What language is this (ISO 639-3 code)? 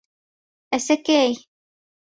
bak